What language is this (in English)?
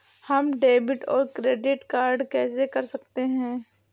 Hindi